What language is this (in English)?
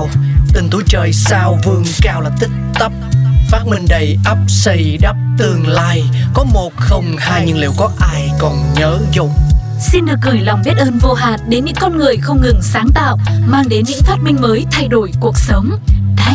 Vietnamese